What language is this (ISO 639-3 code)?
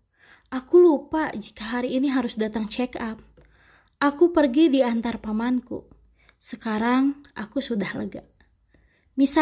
ind